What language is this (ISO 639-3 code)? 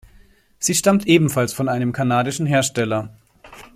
deu